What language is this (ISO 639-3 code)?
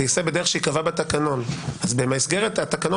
heb